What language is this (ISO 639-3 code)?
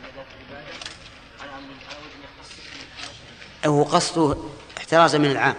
ara